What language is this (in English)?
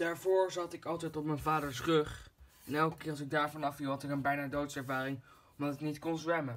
Dutch